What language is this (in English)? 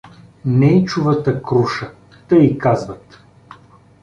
Bulgarian